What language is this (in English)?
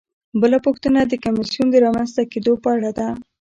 Pashto